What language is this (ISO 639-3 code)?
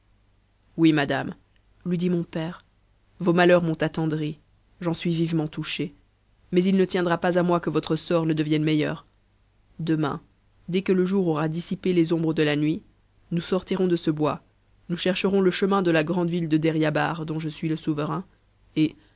fra